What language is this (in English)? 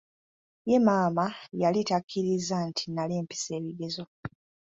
Ganda